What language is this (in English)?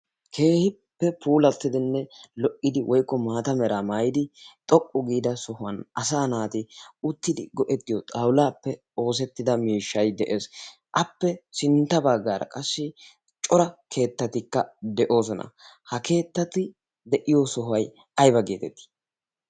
Wolaytta